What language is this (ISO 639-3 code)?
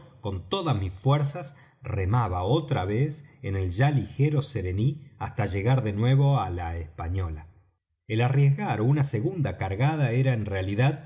spa